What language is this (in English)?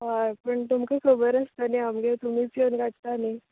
Konkani